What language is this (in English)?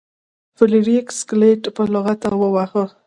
Pashto